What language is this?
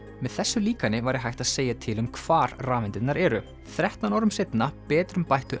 Icelandic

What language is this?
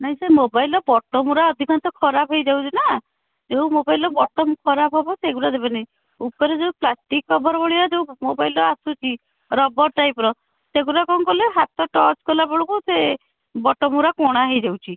Odia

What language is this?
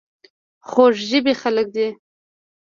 Pashto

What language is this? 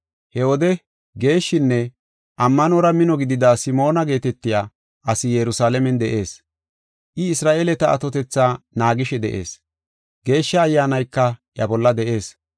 Gofa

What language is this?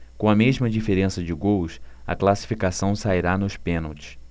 Portuguese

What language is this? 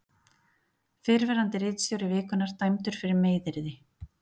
Icelandic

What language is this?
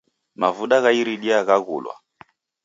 Taita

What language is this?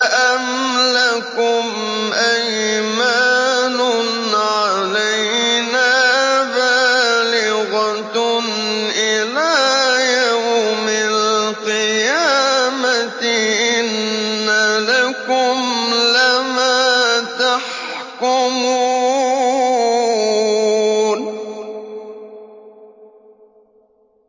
Arabic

